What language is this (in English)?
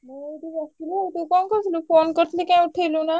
Odia